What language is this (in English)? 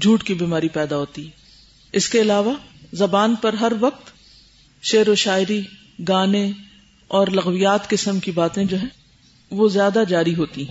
Urdu